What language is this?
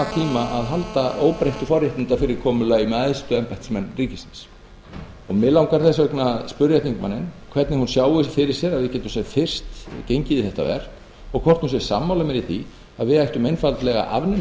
Icelandic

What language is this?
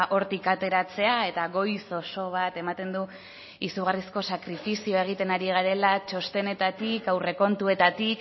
Basque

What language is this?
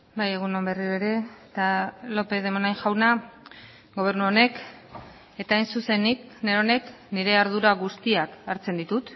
Basque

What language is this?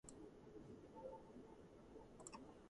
Georgian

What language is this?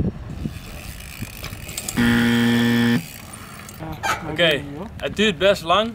Dutch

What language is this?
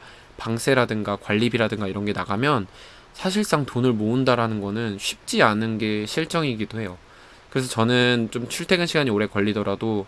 Korean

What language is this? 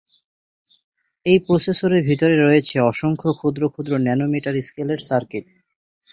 Bangla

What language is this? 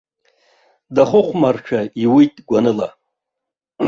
Abkhazian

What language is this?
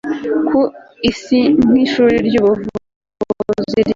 Kinyarwanda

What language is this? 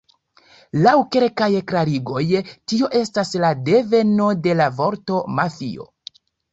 Esperanto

